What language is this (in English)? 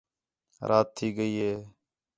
Khetrani